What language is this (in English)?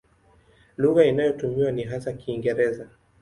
Swahili